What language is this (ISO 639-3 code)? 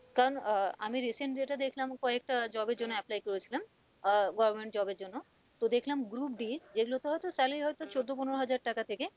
ben